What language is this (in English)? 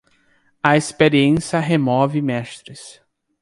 Portuguese